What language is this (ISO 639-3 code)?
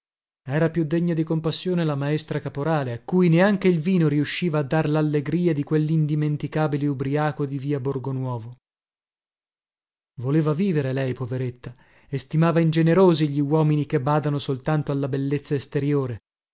ita